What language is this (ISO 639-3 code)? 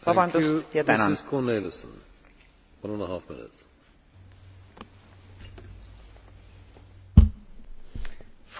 nld